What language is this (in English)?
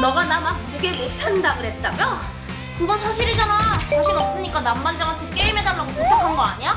Korean